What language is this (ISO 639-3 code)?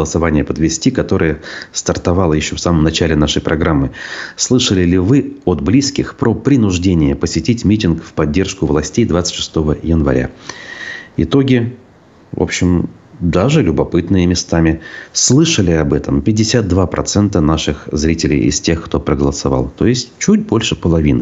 rus